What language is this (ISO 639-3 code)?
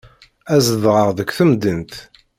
kab